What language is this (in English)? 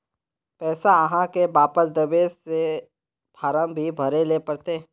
Magahi